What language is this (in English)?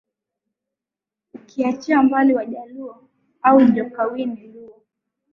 Swahili